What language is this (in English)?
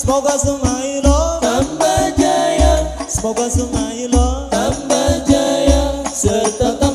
Indonesian